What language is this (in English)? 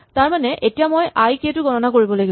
Assamese